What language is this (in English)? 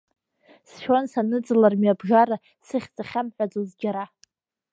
Abkhazian